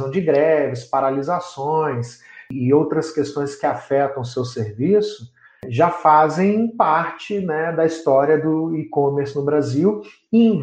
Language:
Portuguese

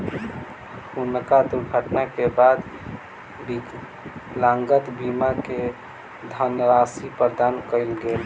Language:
Maithili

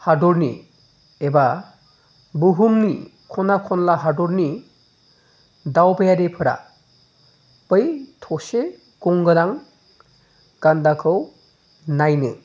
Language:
Bodo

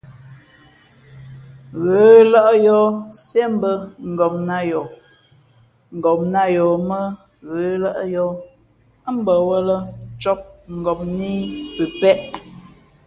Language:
Fe'fe'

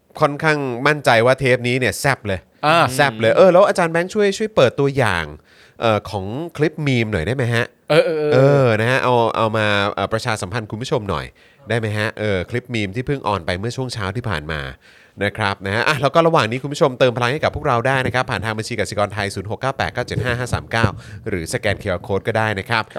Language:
Thai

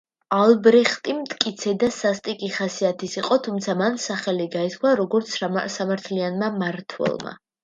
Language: Georgian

